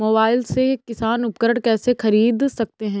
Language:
Hindi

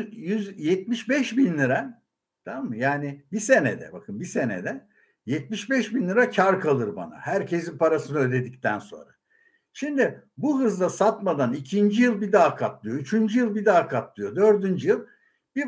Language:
Turkish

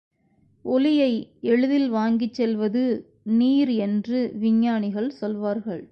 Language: Tamil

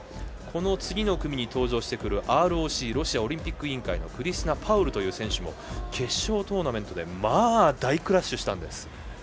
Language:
Japanese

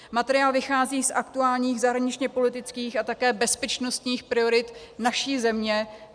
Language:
Czech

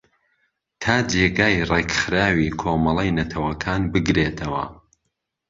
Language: Central Kurdish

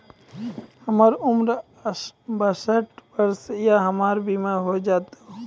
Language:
Maithili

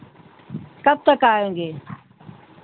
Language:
Hindi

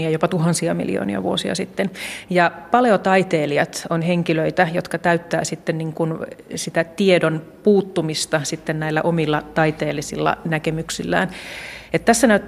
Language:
Finnish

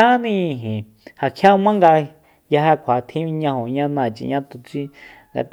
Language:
Soyaltepec Mazatec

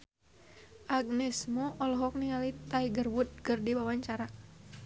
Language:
Sundanese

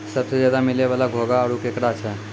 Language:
Maithili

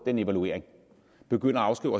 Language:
Danish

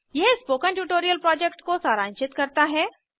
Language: Hindi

